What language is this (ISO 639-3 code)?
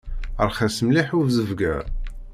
kab